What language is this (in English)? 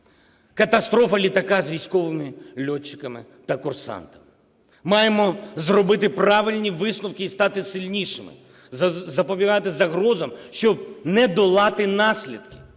Ukrainian